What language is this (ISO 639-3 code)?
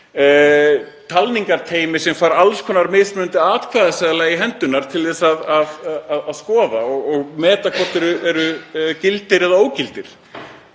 isl